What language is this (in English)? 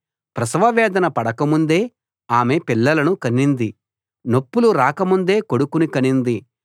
Telugu